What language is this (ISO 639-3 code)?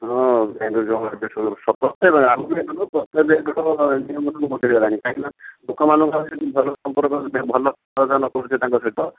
ori